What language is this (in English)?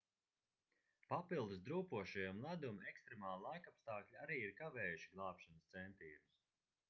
Latvian